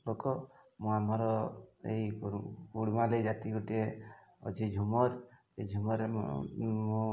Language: Odia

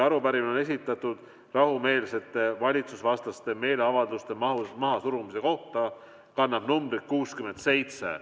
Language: Estonian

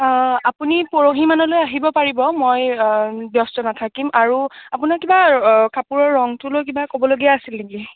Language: Assamese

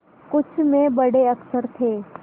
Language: Hindi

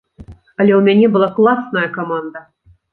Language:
Belarusian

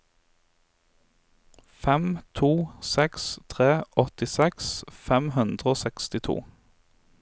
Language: Norwegian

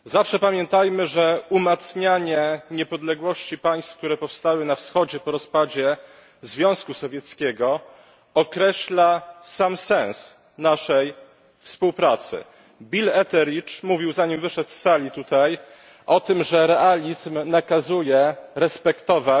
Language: Polish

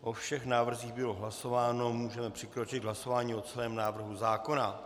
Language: Czech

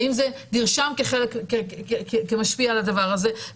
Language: Hebrew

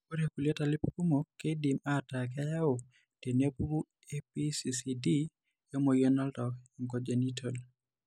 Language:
Masai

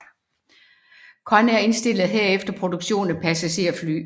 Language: Danish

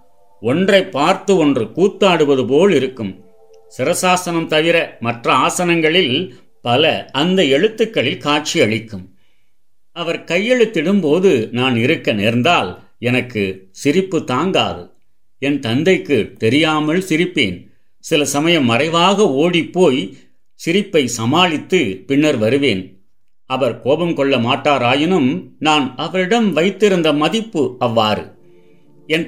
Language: Tamil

